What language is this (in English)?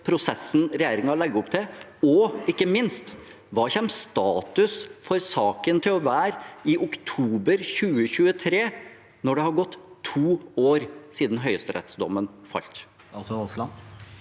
Norwegian